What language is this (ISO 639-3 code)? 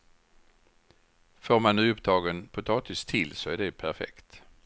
swe